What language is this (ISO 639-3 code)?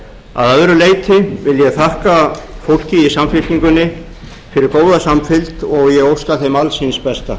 isl